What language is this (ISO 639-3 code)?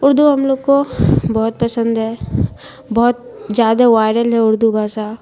urd